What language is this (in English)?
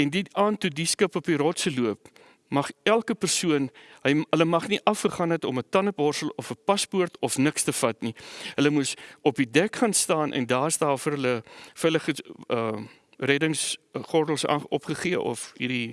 Dutch